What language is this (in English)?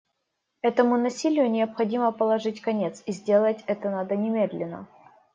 Russian